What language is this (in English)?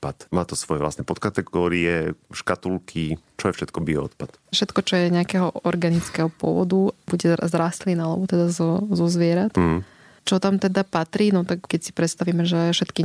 Slovak